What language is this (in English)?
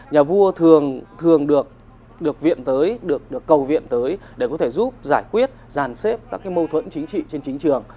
Vietnamese